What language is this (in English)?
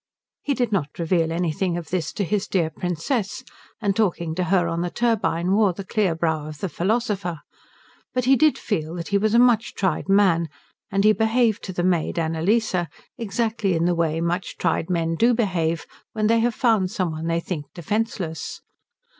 English